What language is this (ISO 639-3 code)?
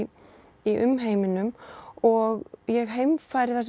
isl